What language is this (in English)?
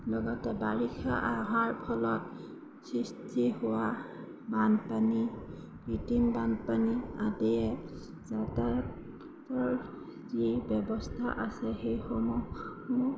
Assamese